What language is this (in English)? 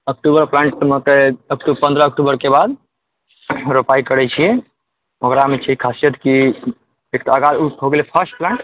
Maithili